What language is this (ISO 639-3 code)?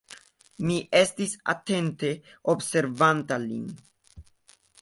epo